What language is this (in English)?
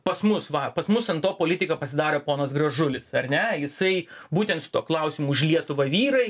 Lithuanian